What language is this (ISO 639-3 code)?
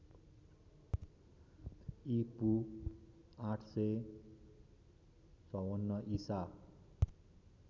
nep